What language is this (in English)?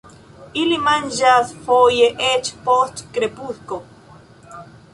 Esperanto